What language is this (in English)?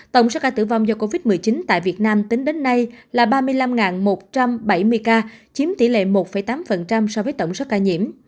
Vietnamese